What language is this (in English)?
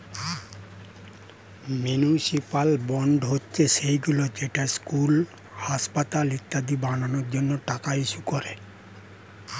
Bangla